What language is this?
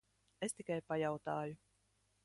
Latvian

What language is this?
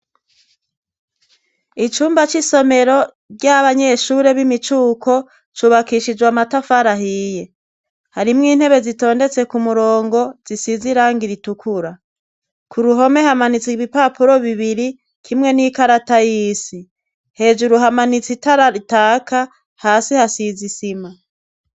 Rundi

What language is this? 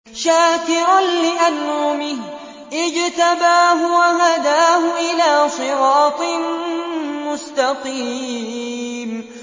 Arabic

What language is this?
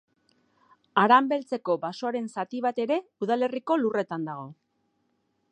Basque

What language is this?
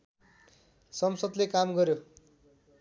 Nepali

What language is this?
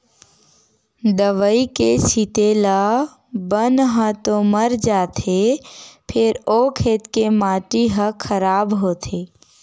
Chhattisgarhi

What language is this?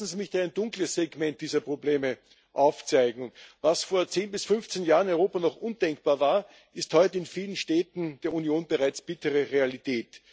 German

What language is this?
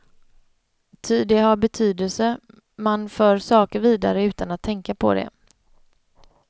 Swedish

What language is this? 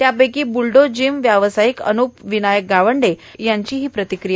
Marathi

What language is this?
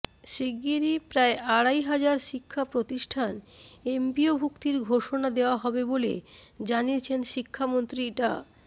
Bangla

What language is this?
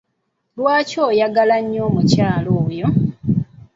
Ganda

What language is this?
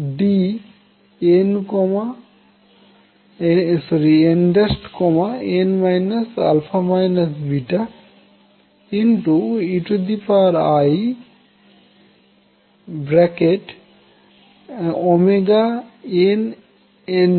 Bangla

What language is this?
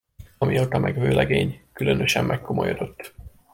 Hungarian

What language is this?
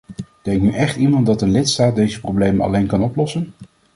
Dutch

